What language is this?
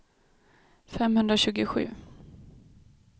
Swedish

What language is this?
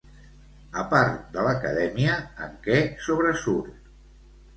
Catalan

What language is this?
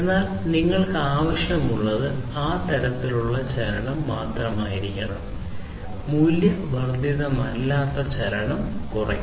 Malayalam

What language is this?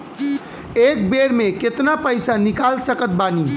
Bhojpuri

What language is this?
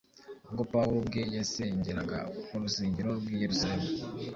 Kinyarwanda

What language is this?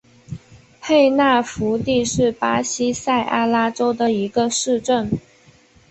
Chinese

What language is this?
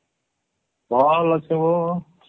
Odia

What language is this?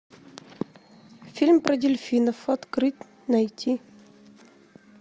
Russian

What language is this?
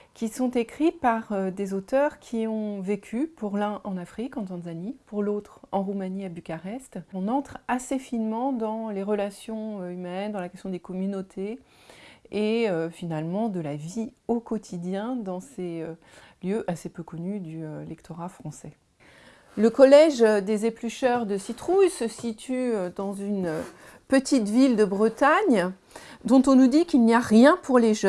French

